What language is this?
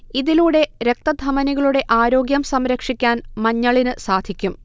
Malayalam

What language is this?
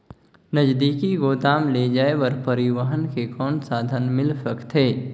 Chhattisgarhi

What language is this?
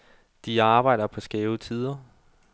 Danish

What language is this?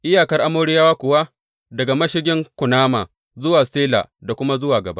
Hausa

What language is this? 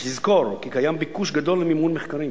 Hebrew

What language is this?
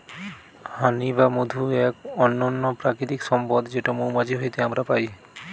Bangla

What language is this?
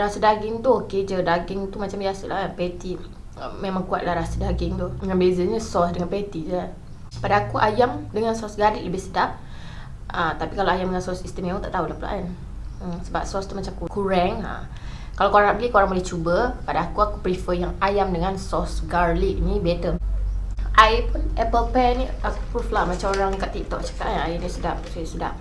Malay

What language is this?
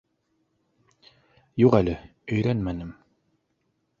Bashkir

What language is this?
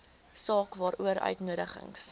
Afrikaans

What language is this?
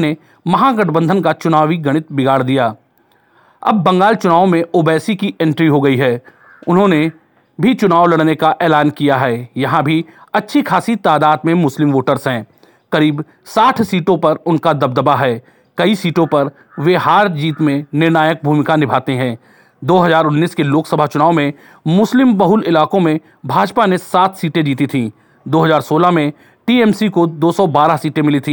Hindi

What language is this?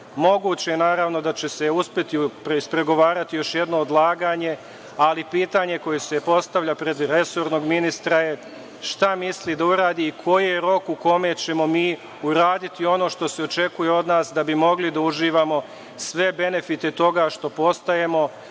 Serbian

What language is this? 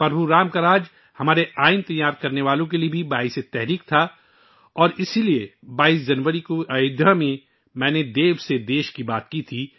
Urdu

